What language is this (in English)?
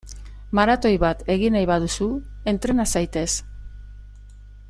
Basque